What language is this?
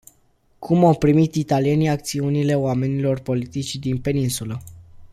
Romanian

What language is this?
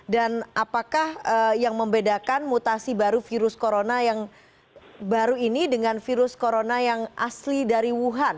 Indonesian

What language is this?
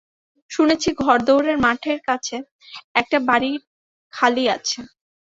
Bangla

